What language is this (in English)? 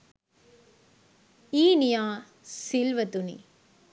Sinhala